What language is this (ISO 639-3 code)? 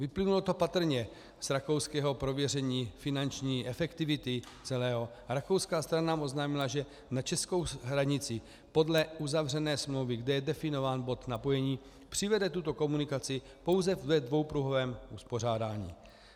ces